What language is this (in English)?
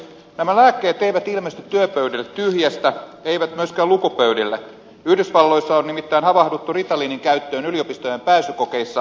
Finnish